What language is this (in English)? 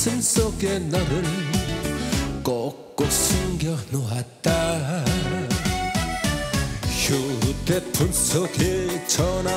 Korean